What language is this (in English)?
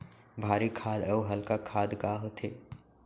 Chhattisgarhi